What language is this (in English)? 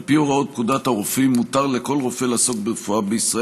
Hebrew